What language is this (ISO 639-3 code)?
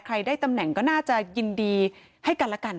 tha